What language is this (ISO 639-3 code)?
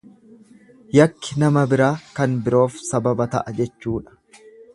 orm